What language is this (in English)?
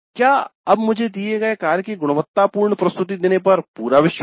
Hindi